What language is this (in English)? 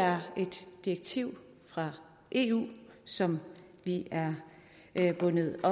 Danish